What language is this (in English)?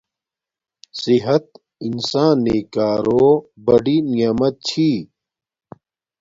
Domaaki